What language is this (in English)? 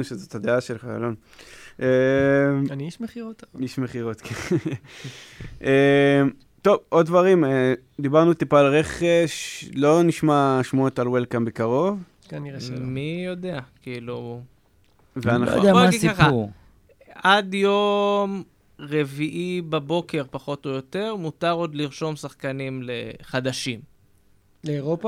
Hebrew